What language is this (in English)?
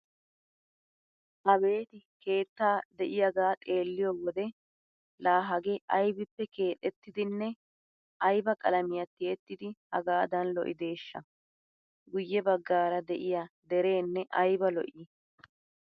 Wolaytta